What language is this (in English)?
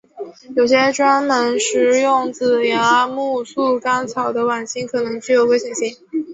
Chinese